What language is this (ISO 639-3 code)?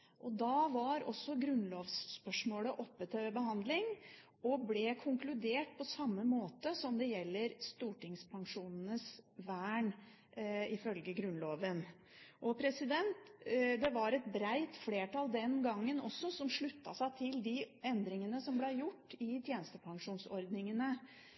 nob